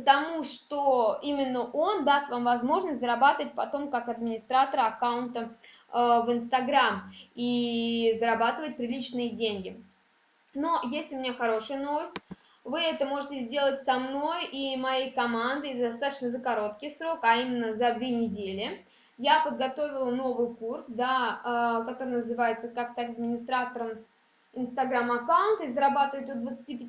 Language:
Russian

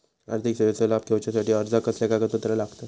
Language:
Marathi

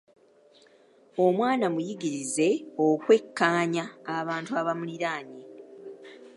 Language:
Ganda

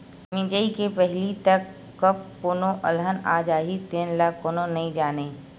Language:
Chhattisgarhi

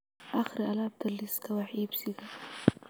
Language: Somali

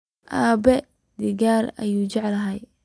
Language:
Somali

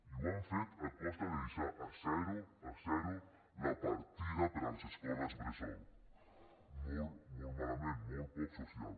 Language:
Catalan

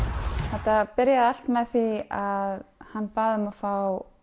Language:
Icelandic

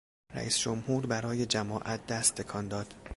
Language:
Persian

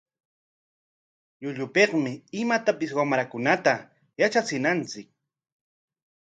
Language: Corongo Ancash Quechua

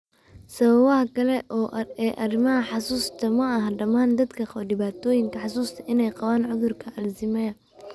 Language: Somali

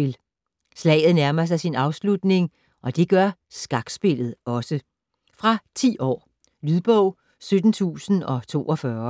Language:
Danish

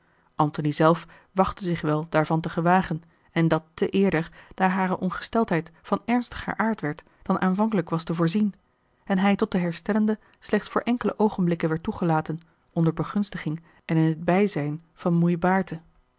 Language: Dutch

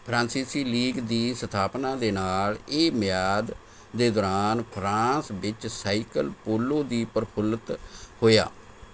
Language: Punjabi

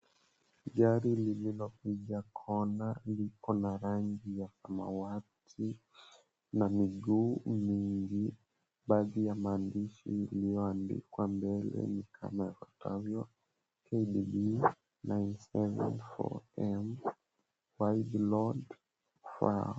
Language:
Swahili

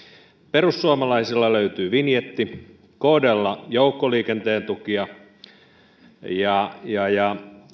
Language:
Finnish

